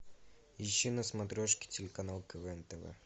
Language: Russian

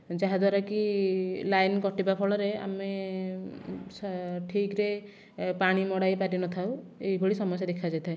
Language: Odia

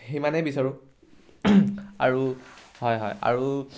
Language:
Assamese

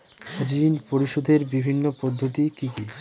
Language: Bangla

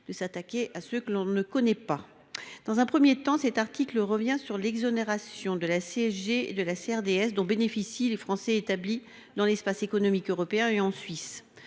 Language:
French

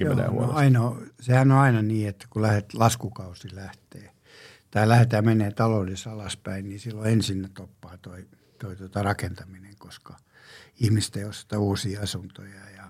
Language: Finnish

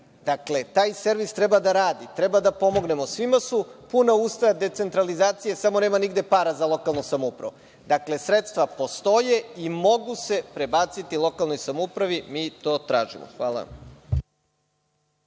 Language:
Serbian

